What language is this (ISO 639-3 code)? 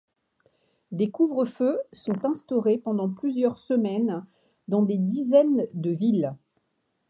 fra